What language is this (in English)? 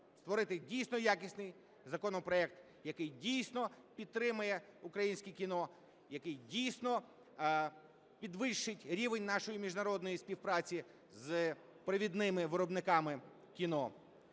Ukrainian